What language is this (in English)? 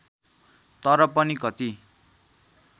Nepali